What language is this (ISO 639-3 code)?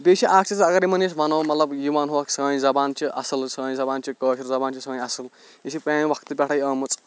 kas